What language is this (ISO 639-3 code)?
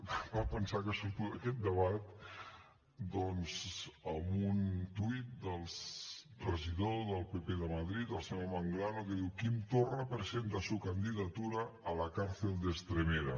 cat